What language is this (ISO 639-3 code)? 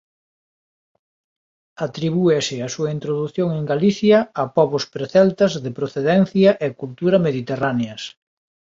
glg